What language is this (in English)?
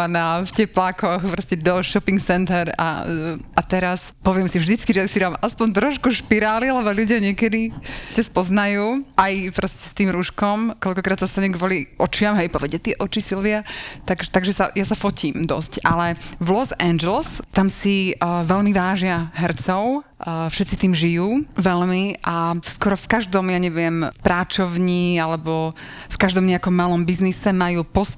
Slovak